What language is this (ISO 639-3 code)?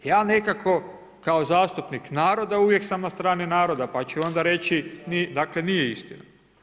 hrv